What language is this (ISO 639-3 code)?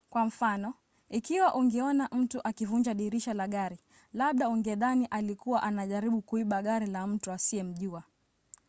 swa